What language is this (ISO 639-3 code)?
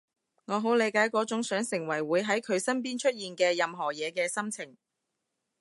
yue